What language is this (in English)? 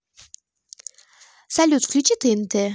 Russian